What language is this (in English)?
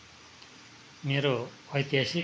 Nepali